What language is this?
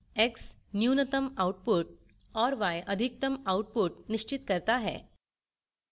Hindi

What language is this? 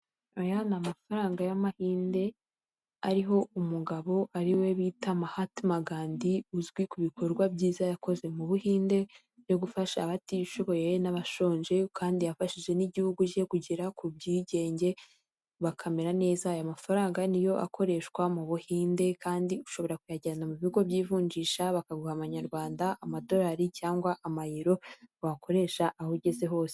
Kinyarwanda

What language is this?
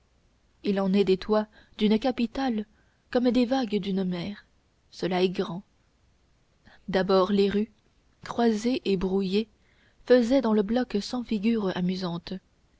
French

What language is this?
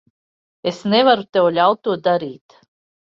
Latvian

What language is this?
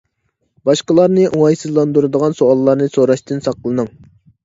Uyghur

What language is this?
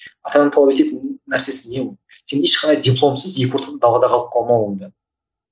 Kazakh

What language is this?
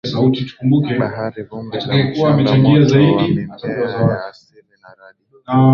Swahili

